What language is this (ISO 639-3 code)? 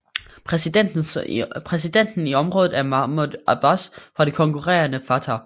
dan